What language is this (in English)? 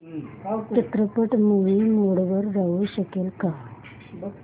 Marathi